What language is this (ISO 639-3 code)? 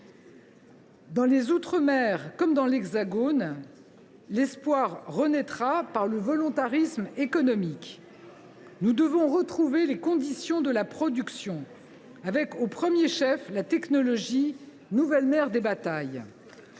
fra